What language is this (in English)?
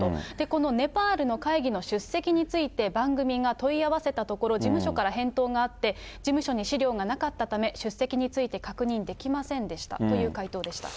Japanese